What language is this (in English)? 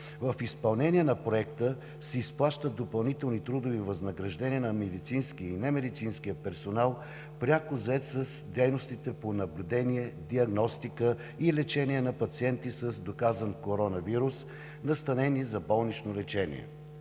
Bulgarian